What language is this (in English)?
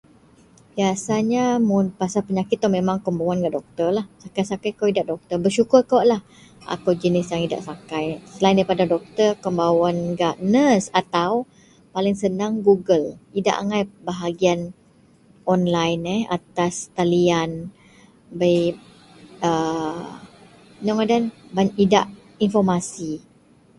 Central Melanau